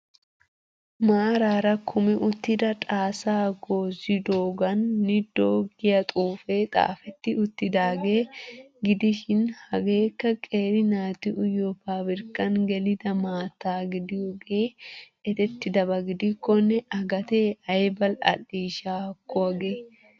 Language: Wolaytta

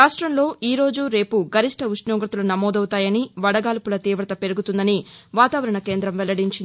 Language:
Telugu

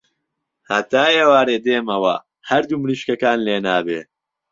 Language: Central Kurdish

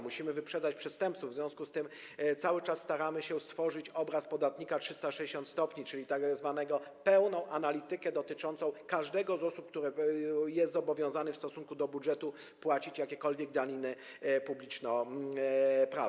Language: Polish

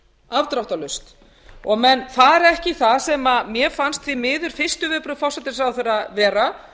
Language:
Icelandic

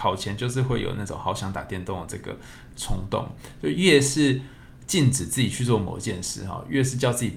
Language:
Chinese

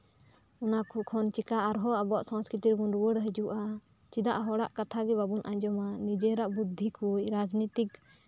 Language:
Santali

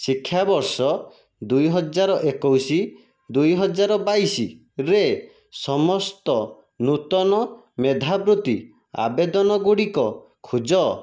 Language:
Odia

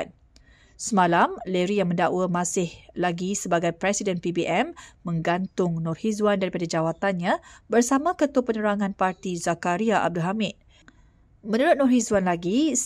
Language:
Malay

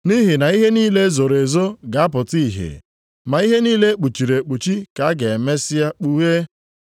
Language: Igbo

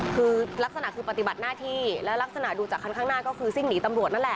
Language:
Thai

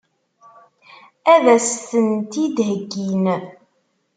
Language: Kabyle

